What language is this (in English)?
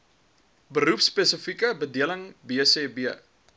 Afrikaans